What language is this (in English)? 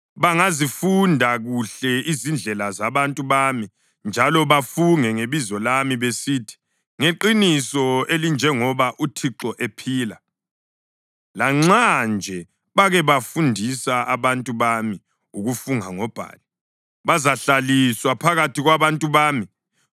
North Ndebele